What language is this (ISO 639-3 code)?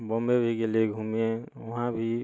mai